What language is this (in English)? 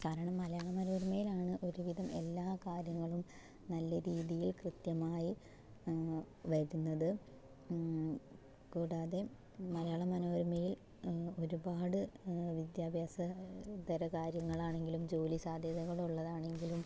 Malayalam